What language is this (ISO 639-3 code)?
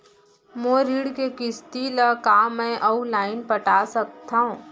hne